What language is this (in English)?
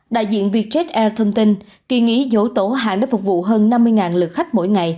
Vietnamese